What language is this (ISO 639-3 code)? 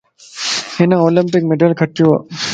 lss